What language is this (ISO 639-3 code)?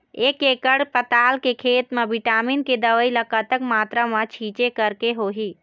hne